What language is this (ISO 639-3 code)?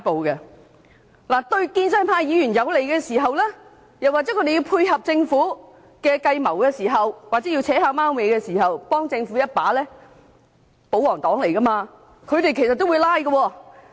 yue